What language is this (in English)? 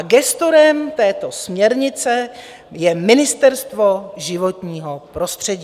Czech